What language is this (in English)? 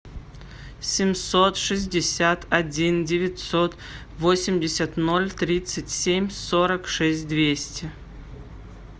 Russian